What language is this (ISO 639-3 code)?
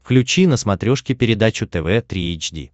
rus